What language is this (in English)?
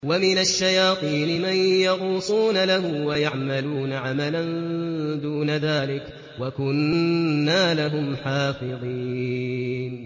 Arabic